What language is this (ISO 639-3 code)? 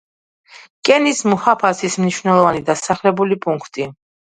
kat